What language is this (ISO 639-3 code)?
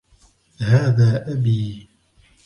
ara